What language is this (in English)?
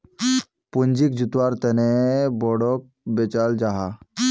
Magahi